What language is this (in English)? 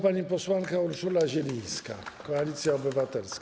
Polish